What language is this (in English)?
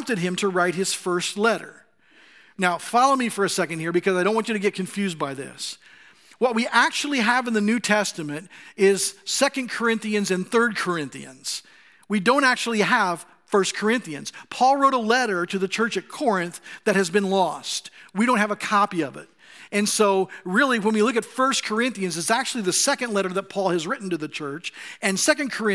English